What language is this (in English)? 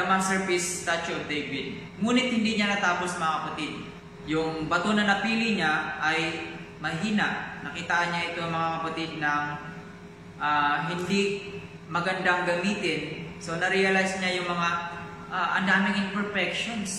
Filipino